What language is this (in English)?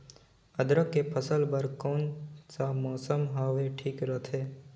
Chhattisgarhi